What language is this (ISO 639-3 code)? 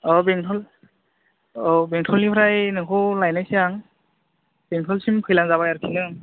brx